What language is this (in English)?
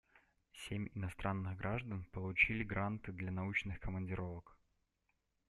Russian